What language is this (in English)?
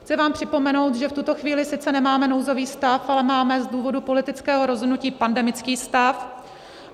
Czech